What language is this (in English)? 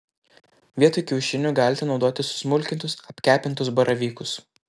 Lithuanian